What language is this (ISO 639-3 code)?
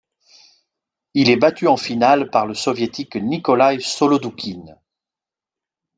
fra